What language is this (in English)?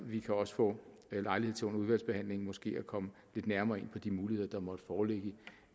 Danish